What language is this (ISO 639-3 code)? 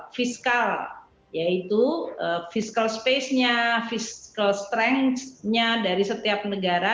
ind